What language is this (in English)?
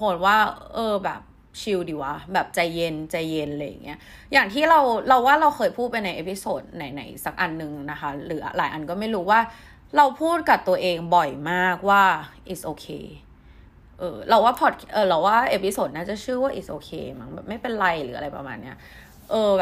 Thai